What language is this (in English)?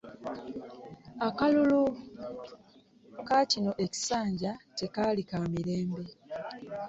Ganda